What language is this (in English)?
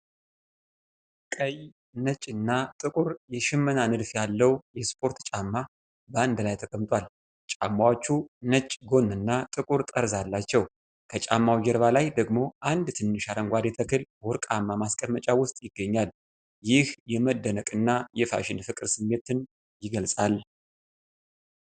Amharic